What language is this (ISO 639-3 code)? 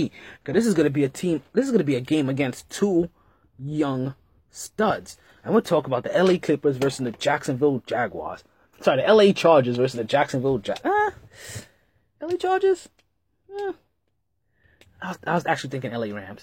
eng